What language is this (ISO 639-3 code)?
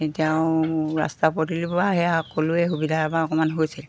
asm